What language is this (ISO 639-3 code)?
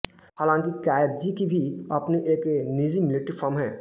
hin